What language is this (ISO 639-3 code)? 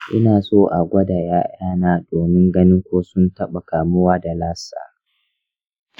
hau